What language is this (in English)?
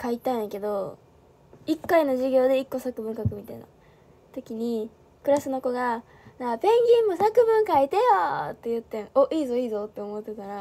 Japanese